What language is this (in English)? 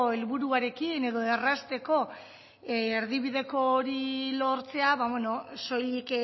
Basque